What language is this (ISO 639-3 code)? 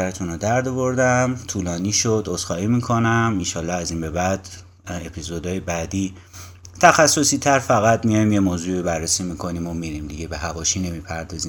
fas